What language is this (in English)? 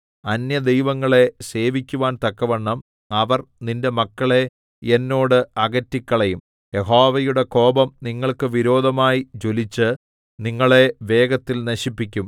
Malayalam